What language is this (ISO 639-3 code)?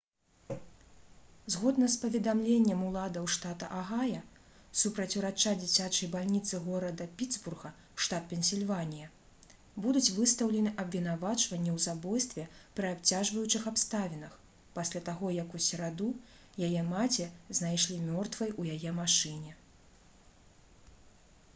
bel